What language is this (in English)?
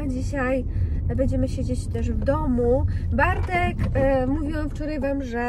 Polish